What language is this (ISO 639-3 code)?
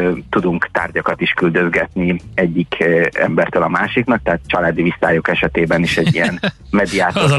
hun